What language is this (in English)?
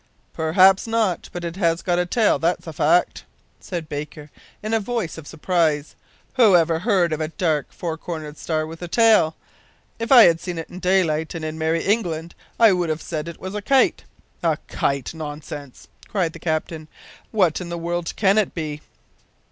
English